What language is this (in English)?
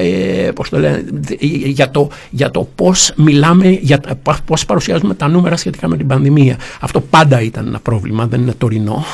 Greek